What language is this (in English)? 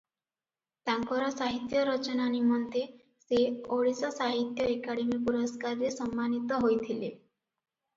Odia